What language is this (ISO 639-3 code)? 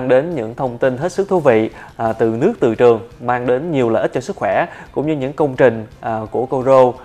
vie